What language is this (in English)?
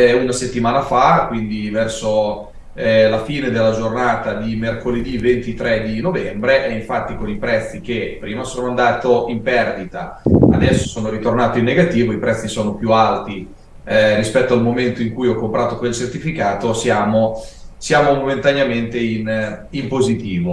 Italian